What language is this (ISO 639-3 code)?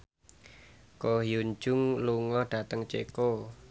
jav